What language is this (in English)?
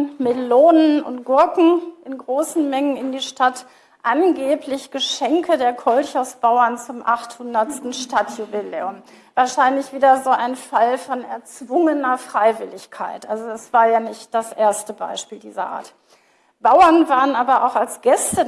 German